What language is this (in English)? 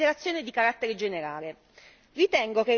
Italian